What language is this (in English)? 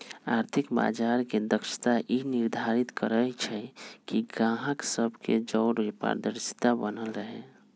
Magahi